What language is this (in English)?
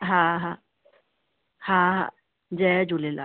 Sindhi